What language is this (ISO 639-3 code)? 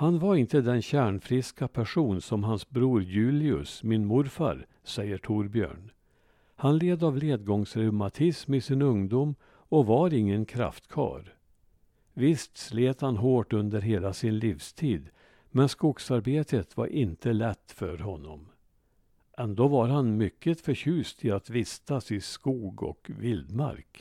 swe